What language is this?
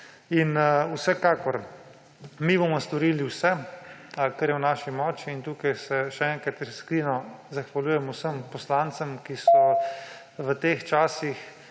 Slovenian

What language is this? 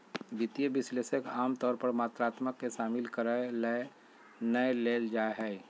Magahi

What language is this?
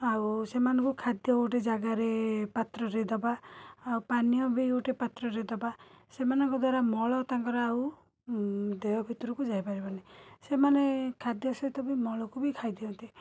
Odia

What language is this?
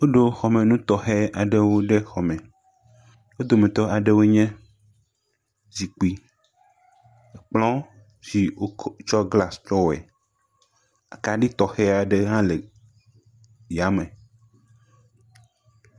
Ewe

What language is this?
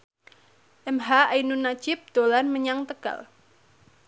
Javanese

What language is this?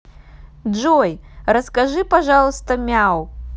Russian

